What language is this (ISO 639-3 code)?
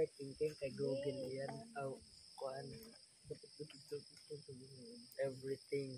fil